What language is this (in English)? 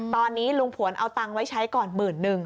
Thai